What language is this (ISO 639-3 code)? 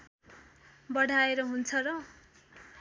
nep